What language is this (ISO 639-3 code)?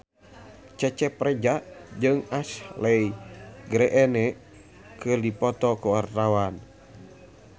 sun